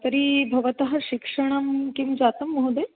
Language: Sanskrit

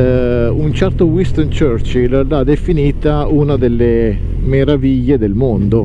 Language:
Italian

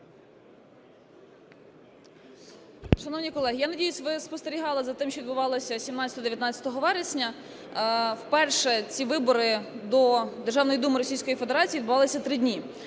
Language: Ukrainian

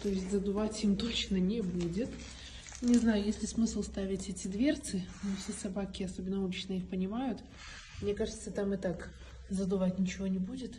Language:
Russian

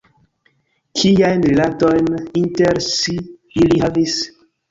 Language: Esperanto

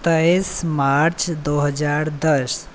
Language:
Maithili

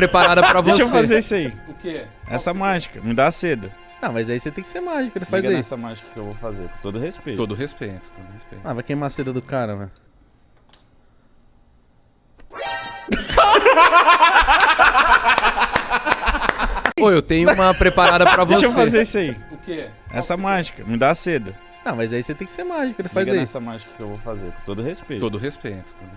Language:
Portuguese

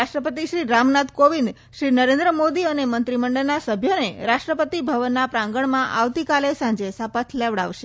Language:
Gujarati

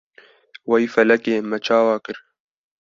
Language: Kurdish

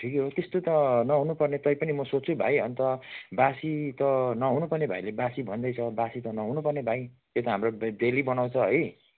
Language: Nepali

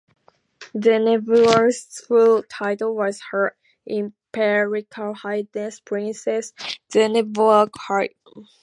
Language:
English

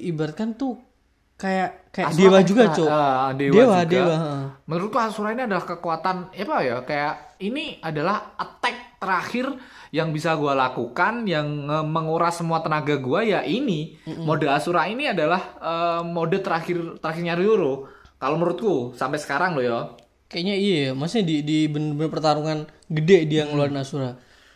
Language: Indonesian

